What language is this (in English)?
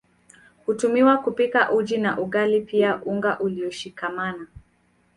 Swahili